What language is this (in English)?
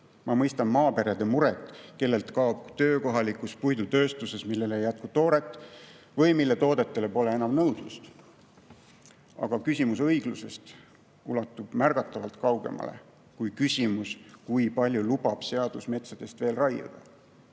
Estonian